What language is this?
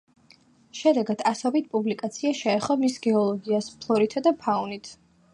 Georgian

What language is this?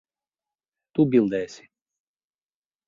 Latvian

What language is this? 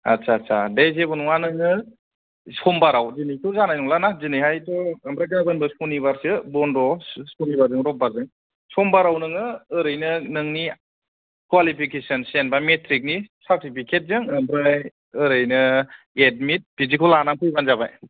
Bodo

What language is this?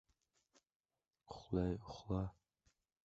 Uzbek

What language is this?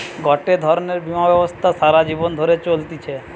Bangla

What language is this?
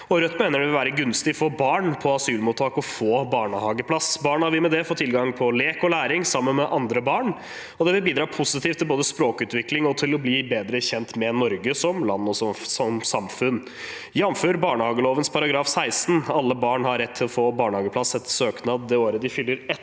Norwegian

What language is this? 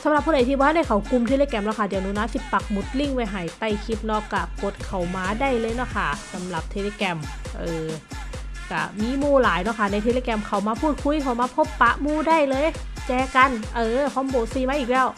Thai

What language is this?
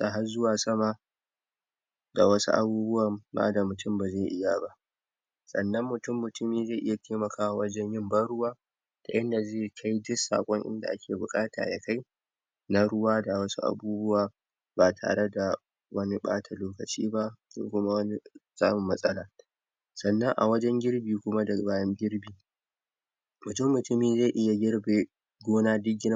Hausa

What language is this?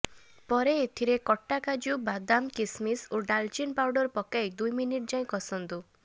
Odia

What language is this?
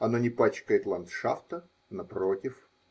Russian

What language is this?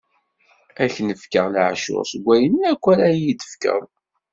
Kabyle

